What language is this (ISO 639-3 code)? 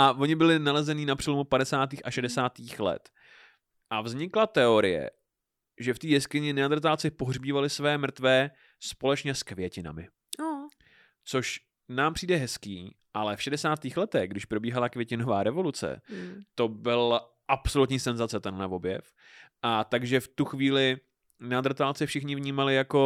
ces